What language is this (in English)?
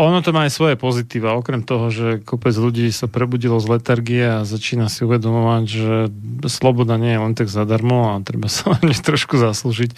Slovak